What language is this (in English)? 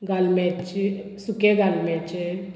Konkani